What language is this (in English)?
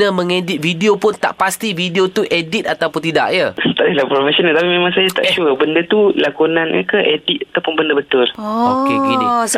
Malay